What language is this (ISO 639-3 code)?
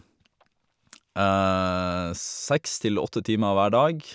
nor